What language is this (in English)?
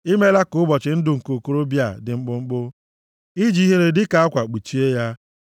Igbo